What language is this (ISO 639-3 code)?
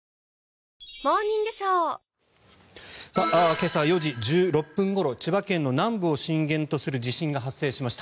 jpn